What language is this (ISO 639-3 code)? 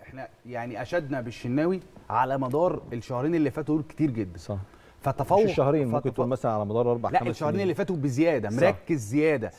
ara